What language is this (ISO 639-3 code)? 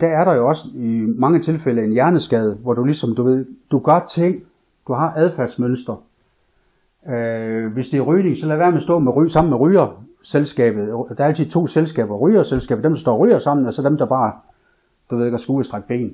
dan